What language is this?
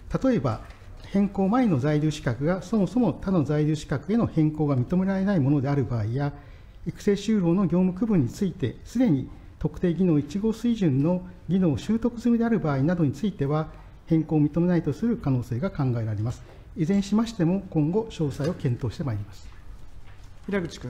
Japanese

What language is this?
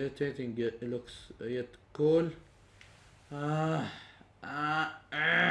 English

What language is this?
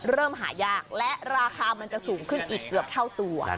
Thai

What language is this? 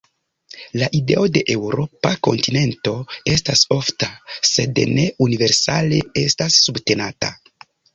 Esperanto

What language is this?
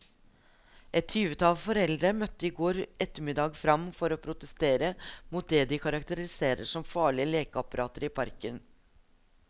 Norwegian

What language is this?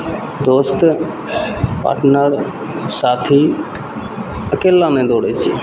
Maithili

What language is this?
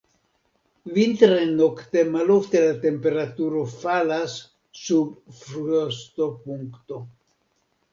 Esperanto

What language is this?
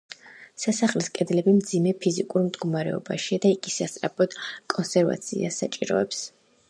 Georgian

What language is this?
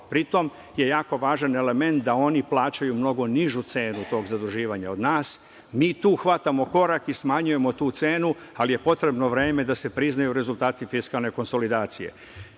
Serbian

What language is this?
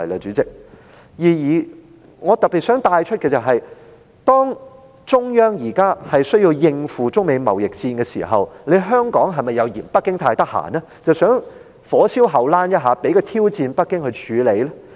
Cantonese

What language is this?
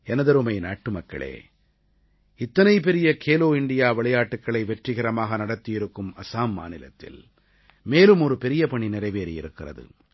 Tamil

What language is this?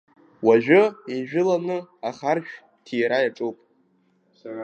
Abkhazian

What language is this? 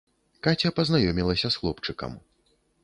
Belarusian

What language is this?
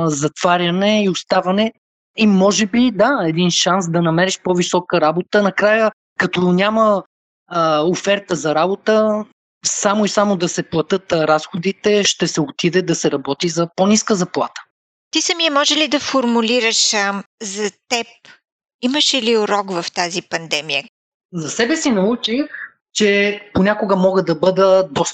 Bulgarian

